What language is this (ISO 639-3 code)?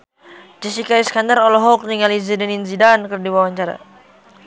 sun